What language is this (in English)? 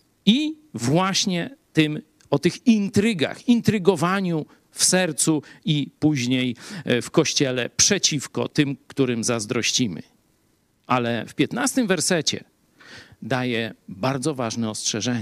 Polish